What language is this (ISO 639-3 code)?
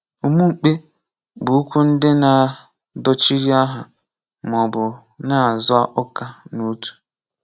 ibo